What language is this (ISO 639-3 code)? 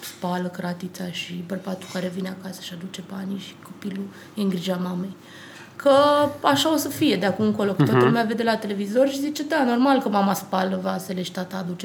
ron